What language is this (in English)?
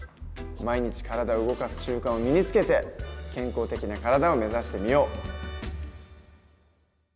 Japanese